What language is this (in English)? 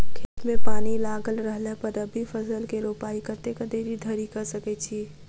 Maithili